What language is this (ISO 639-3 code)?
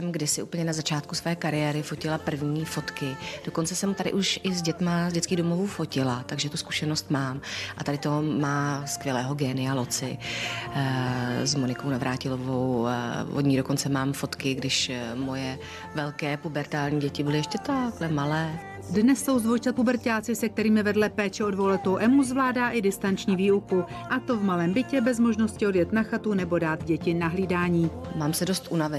ces